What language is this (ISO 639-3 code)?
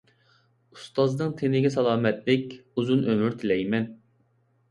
uig